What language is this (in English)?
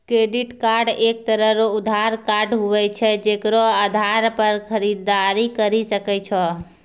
Maithili